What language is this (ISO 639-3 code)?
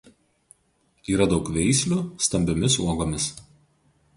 lit